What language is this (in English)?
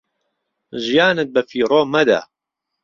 Central Kurdish